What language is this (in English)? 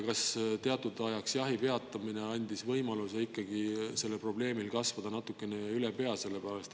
Estonian